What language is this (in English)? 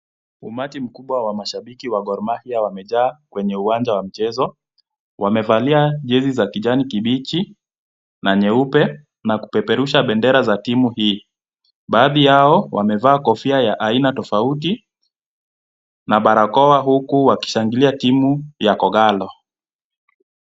Swahili